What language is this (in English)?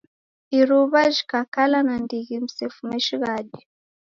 Taita